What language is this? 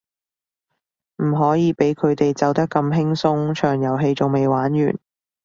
Cantonese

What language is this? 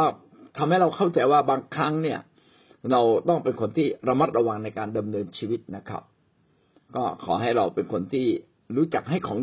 Thai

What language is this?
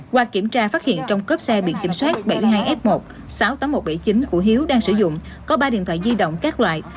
Vietnamese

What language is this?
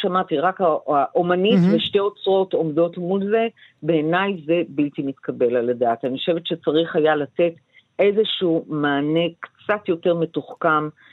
Hebrew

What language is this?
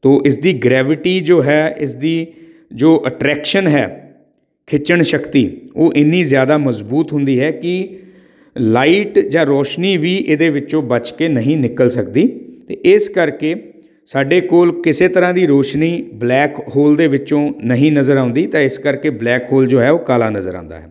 Punjabi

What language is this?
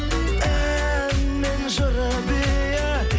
Kazakh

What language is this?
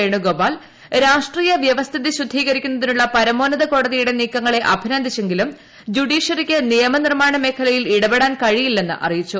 Malayalam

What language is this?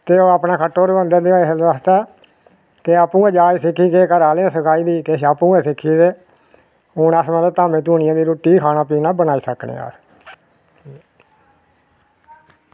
Dogri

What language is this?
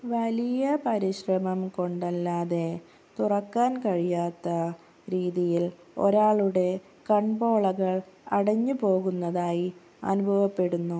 Malayalam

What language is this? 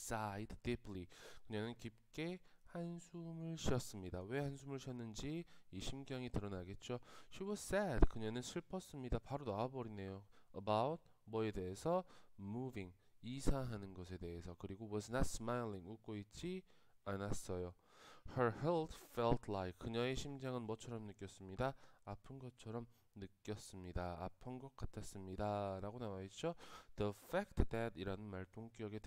Korean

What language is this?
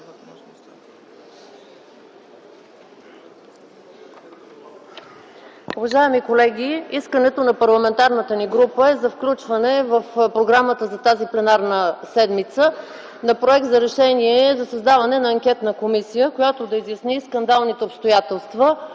Bulgarian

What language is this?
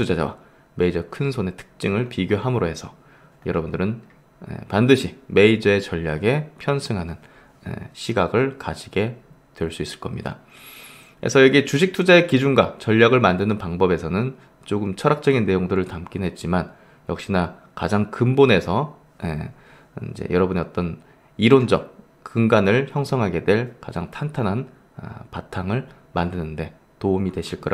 Korean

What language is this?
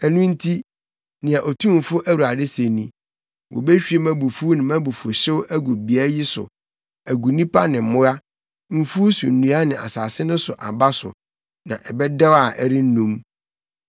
Akan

